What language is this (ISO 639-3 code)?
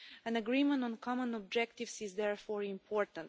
eng